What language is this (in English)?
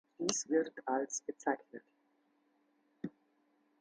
German